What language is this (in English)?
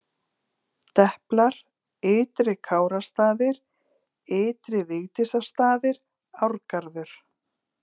Icelandic